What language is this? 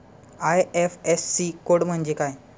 Marathi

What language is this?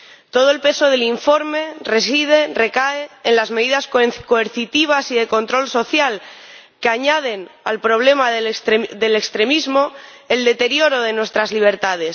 Spanish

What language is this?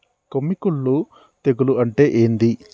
Telugu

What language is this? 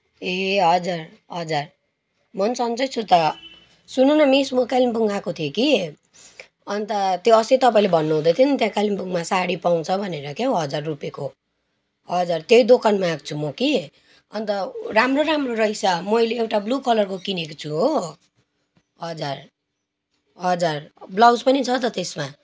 Nepali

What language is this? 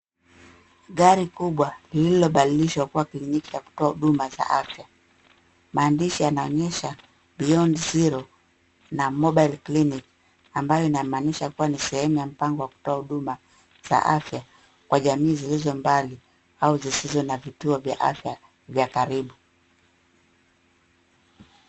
Swahili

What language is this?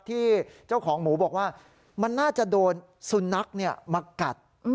Thai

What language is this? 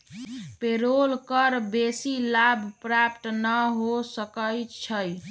Magahi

